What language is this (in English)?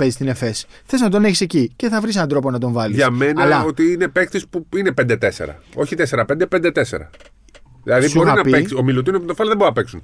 Greek